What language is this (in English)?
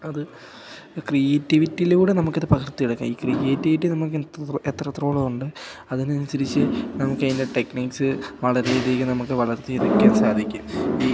Malayalam